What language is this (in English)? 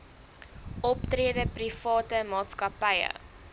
Afrikaans